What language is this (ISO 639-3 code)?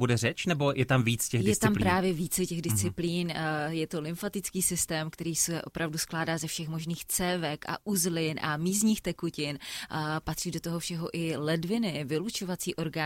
ces